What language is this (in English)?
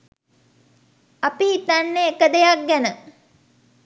Sinhala